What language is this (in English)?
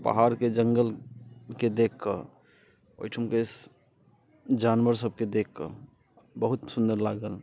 Maithili